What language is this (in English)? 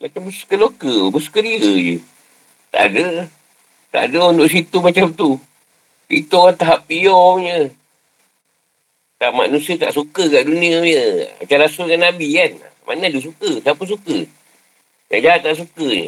Malay